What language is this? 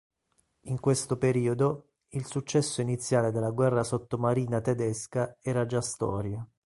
Italian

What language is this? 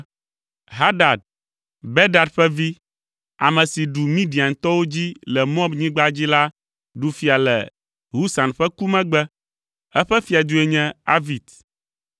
Ewe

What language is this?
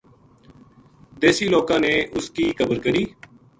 Gujari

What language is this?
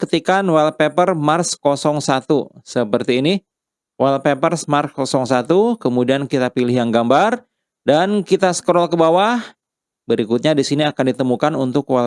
Indonesian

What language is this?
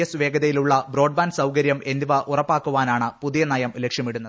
Malayalam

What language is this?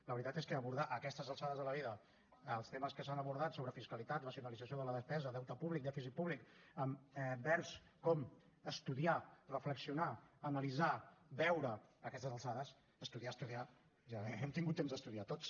Catalan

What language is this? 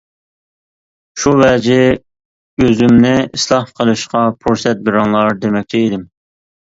Uyghur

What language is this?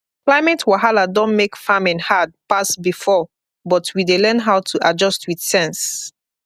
Nigerian Pidgin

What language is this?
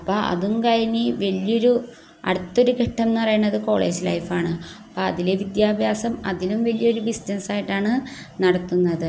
Malayalam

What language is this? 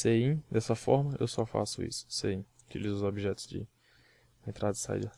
Portuguese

